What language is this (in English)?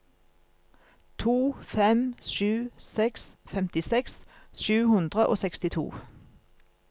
Norwegian